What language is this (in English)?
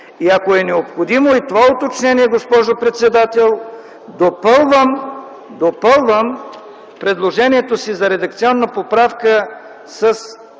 Bulgarian